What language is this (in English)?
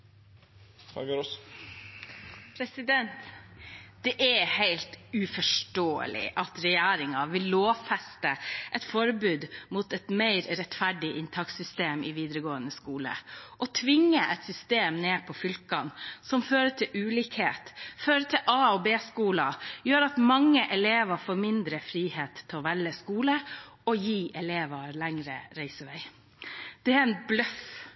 Norwegian